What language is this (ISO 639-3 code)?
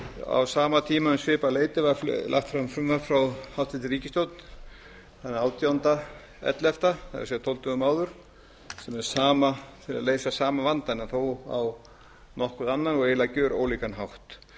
isl